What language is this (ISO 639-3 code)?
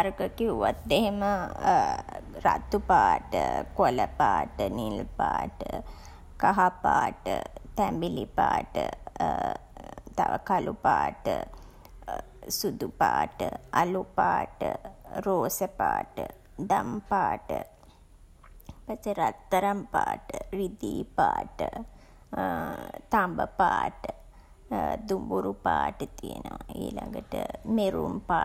sin